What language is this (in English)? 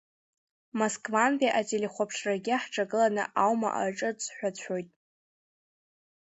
Abkhazian